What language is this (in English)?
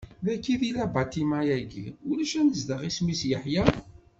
Kabyle